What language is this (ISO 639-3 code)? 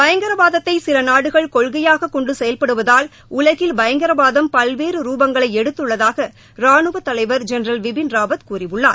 tam